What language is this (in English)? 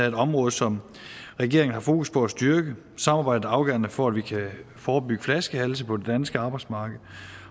Danish